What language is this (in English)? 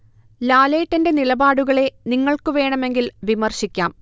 Malayalam